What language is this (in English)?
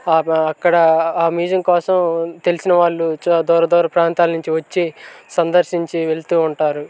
Telugu